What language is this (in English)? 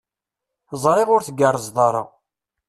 Kabyle